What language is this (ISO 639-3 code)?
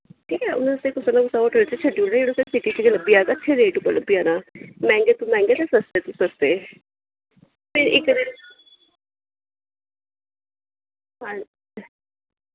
doi